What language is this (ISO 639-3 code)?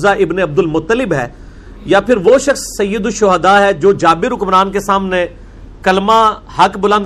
urd